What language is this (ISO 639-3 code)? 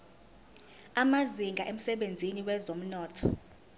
zul